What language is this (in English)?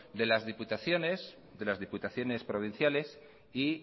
Spanish